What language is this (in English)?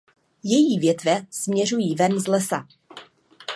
Czech